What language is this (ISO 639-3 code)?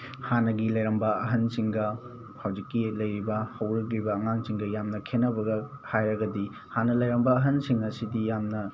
mni